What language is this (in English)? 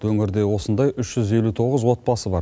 Kazakh